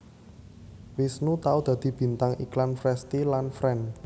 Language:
Javanese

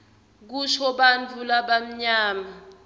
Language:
Swati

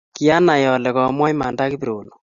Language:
Kalenjin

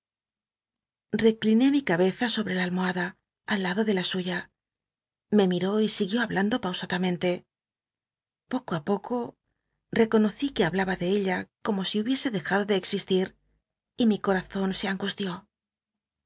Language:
Spanish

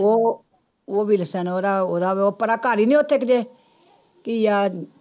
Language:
Punjabi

